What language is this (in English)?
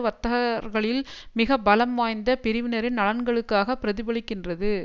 Tamil